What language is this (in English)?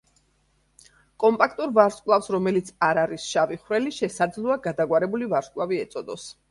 Georgian